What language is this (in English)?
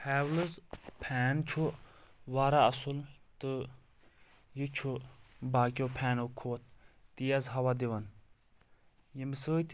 Kashmiri